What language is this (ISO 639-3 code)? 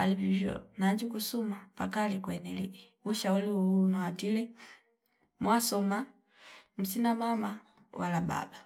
fip